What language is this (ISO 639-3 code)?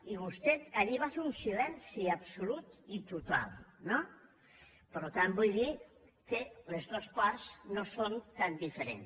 cat